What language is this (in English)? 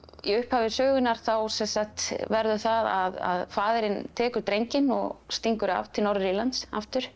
Icelandic